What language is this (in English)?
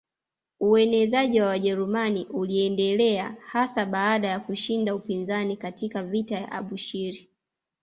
Swahili